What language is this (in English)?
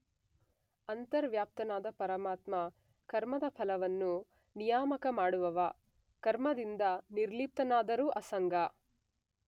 Kannada